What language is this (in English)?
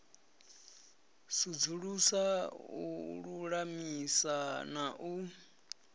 Venda